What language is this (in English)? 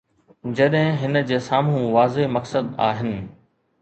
Sindhi